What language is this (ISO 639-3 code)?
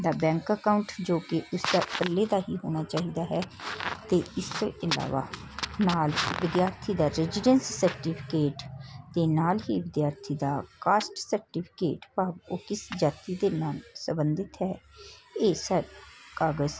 pan